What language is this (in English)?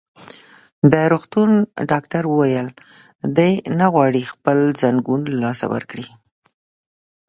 Pashto